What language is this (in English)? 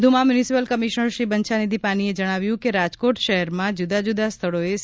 Gujarati